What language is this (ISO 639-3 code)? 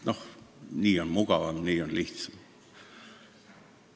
est